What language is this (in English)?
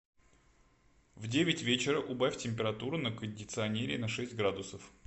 Russian